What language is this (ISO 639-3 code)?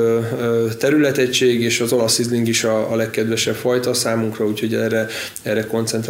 hun